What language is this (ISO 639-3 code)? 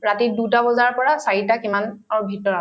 asm